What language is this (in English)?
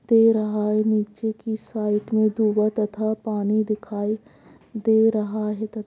Magahi